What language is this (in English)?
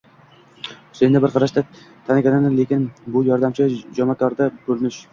Uzbek